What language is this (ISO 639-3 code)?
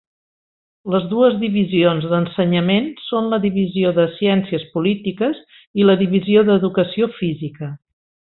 cat